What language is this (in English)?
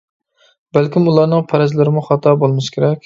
Uyghur